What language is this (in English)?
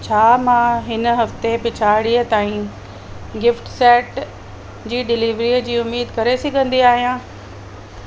Sindhi